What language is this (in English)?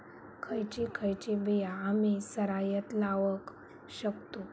Marathi